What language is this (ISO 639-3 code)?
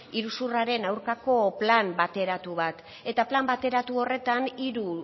eus